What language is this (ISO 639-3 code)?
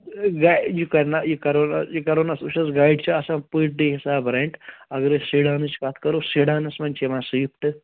kas